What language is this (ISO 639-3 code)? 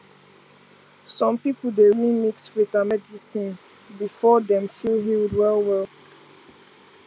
pcm